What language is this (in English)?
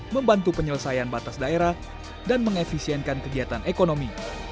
Indonesian